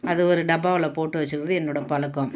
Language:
Tamil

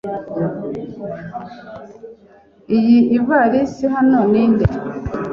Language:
Kinyarwanda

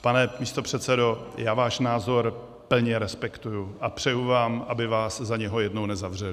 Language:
Czech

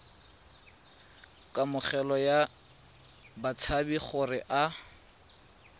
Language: Tswana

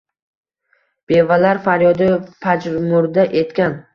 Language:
Uzbek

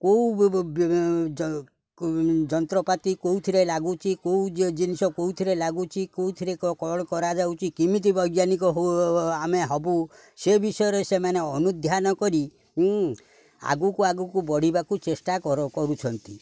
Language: Odia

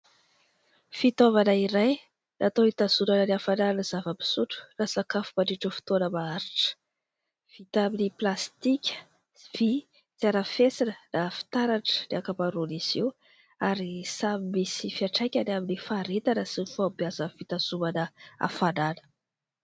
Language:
Malagasy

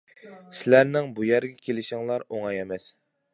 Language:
Uyghur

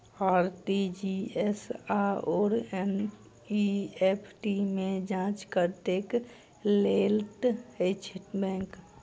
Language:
Maithili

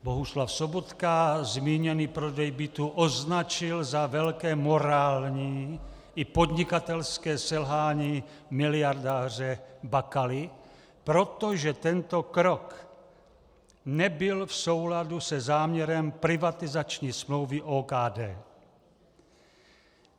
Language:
Czech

